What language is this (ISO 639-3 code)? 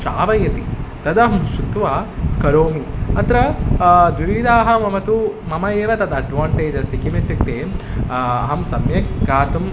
san